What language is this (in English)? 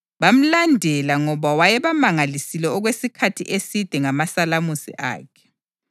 North Ndebele